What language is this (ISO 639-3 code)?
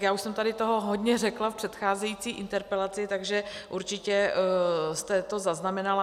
ces